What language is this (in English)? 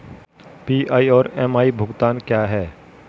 Hindi